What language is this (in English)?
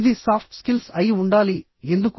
Telugu